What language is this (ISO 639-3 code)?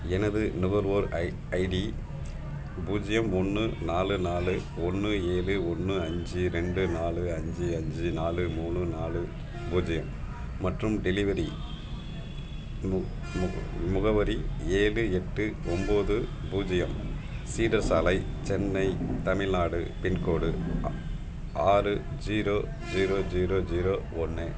tam